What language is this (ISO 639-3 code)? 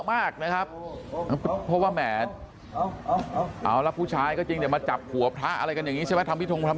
tha